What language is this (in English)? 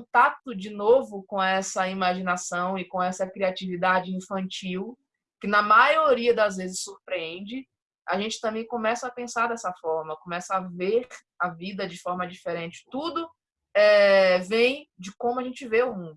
Portuguese